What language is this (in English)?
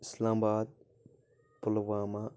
Kashmiri